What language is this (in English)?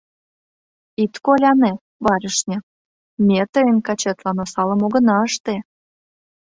Mari